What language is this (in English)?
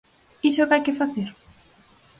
Galician